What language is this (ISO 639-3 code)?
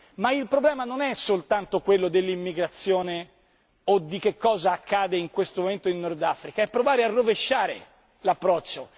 ita